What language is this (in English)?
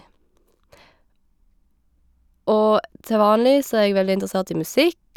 Norwegian